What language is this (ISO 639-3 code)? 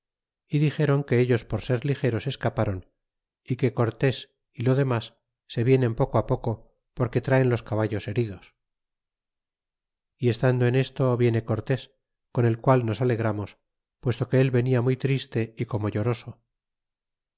spa